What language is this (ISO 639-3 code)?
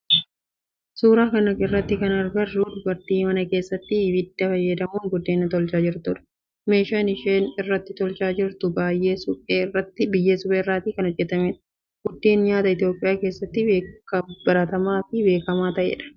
orm